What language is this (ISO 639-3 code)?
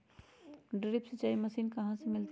mag